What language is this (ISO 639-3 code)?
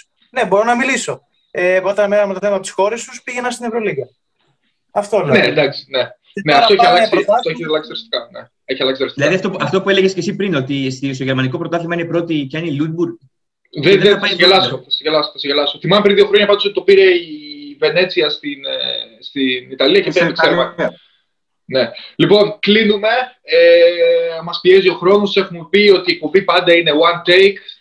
ell